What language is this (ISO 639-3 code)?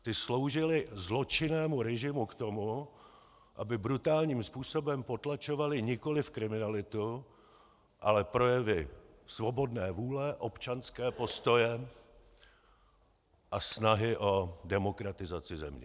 ces